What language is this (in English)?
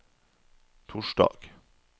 Norwegian